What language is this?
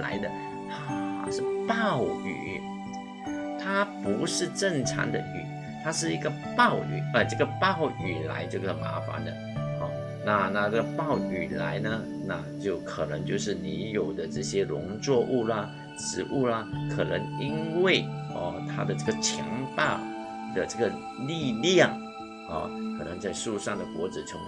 Chinese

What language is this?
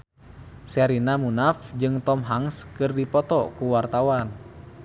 Sundanese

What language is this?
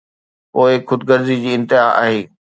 Sindhi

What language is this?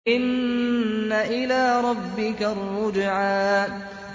Arabic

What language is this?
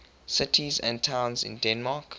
English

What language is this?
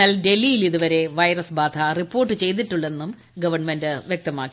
Malayalam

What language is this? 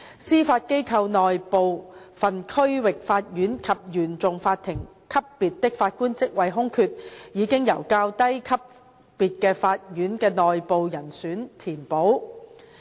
Cantonese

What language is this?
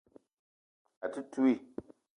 Eton (Cameroon)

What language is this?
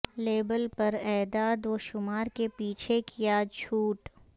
Urdu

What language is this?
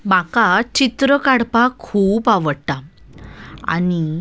Konkani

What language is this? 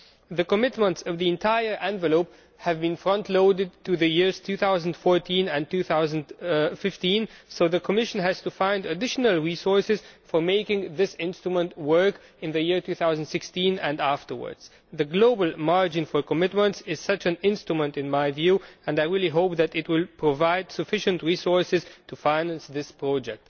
English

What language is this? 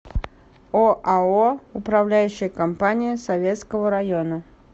Russian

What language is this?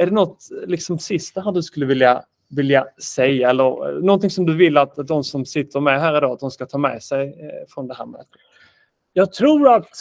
Swedish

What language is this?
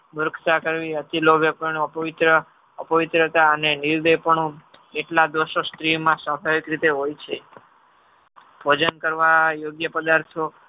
Gujarati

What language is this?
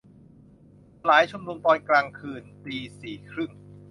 Thai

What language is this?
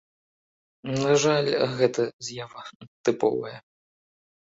Belarusian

